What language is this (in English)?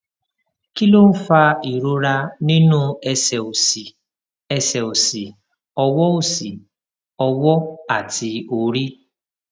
Yoruba